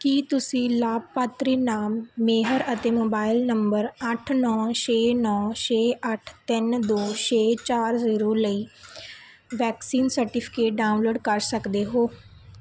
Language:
Punjabi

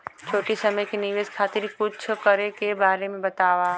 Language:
Bhojpuri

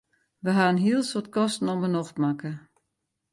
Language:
Western Frisian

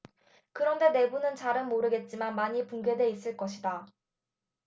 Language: Korean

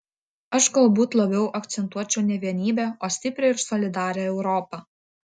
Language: Lithuanian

